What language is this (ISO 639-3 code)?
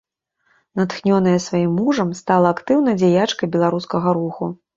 bel